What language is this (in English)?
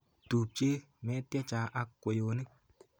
Kalenjin